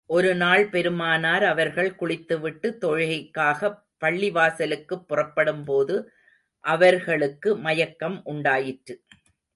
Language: Tamil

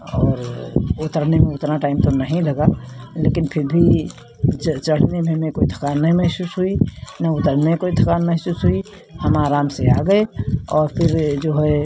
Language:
Hindi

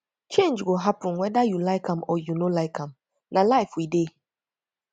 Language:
Nigerian Pidgin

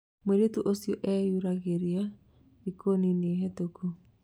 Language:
Kikuyu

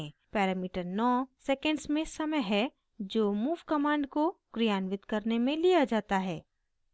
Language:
Hindi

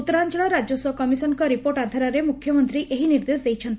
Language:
Odia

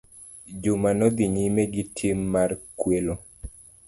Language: Luo (Kenya and Tanzania)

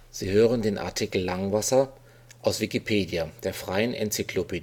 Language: German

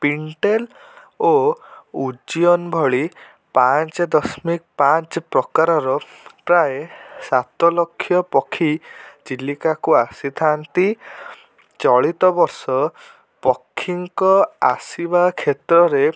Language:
Odia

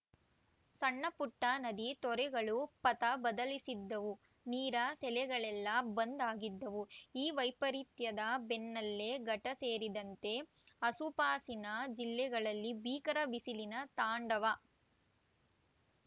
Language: Kannada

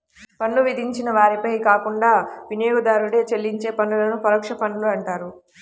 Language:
Telugu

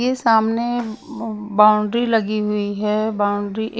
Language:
Hindi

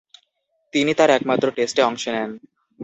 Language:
Bangla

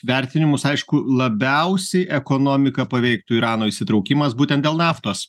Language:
Lithuanian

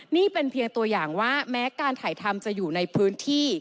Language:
Thai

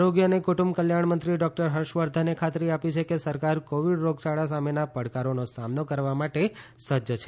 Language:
Gujarati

